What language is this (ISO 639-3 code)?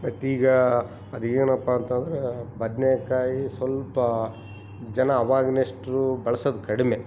kan